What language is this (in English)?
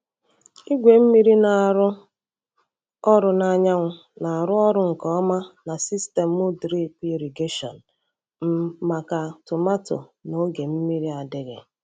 Igbo